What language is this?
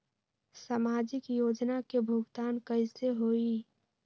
Magahi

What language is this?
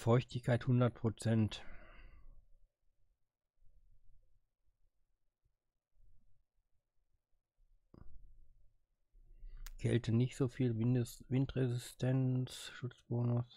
German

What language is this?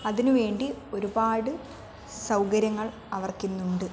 Malayalam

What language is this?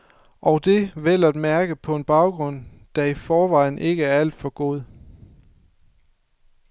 Danish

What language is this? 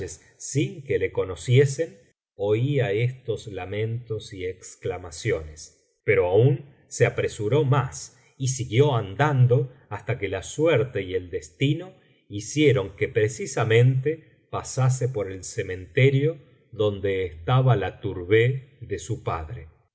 Spanish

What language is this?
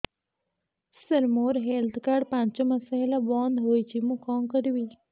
Odia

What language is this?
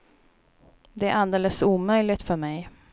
Swedish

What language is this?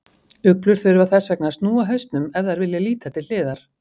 Icelandic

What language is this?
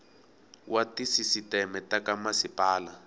Tsonga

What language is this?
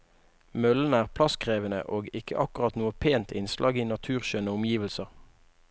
Norwegian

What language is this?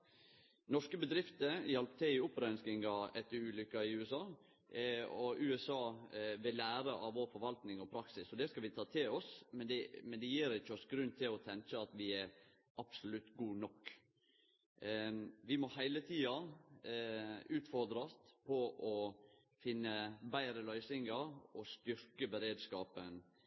Norwegian Nynorsk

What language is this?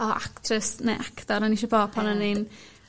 Welsh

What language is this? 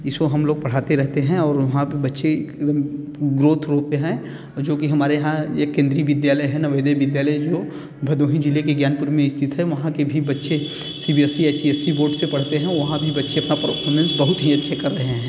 Hindi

